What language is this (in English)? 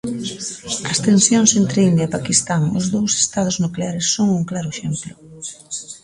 Galician